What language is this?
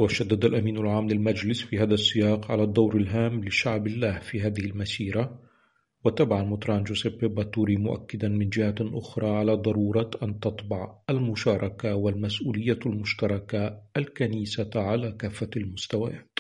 Arabic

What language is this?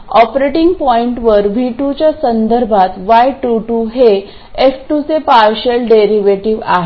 Marathi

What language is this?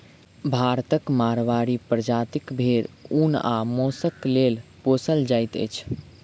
Maithili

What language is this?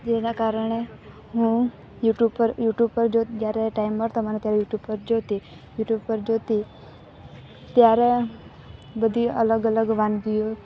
Gujarati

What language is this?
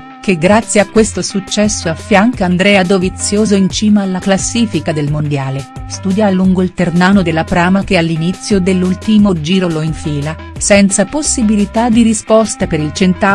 Italian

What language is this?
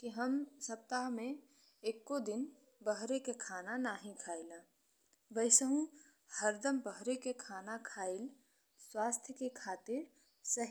Bhojpuri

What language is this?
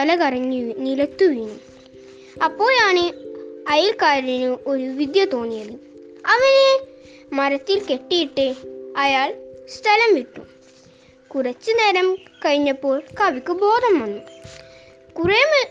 Malayalam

